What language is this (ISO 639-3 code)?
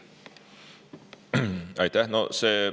est